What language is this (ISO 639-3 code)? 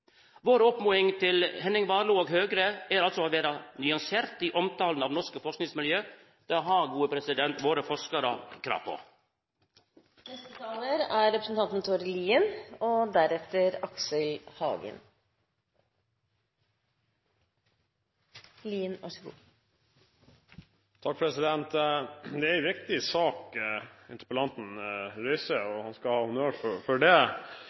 nor